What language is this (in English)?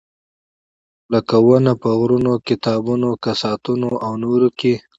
Pashto